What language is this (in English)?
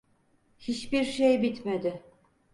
Turkish